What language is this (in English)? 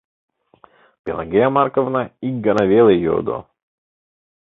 Mari